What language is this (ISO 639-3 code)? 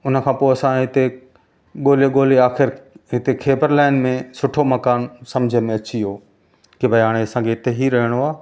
snd